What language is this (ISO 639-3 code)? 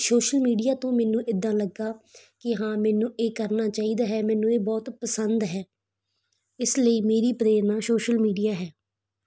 pan